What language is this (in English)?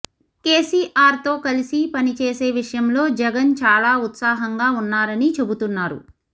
Telugu